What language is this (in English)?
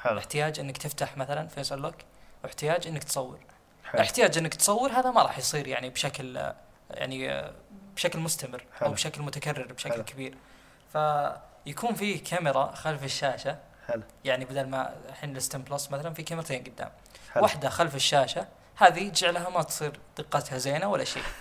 Arabic